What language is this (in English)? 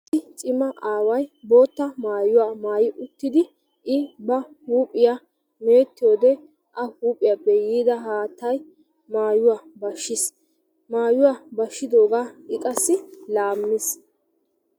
Wolaytta